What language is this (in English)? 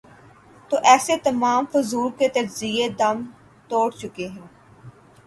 Urdu